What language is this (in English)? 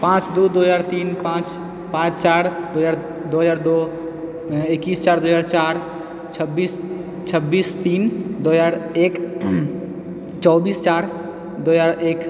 Maithili